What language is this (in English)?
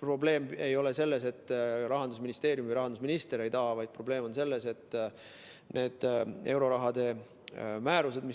Estonian